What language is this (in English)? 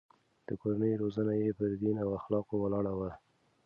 Pashto